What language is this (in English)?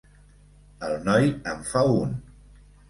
Catalan